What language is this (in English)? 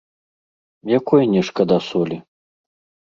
Belarusian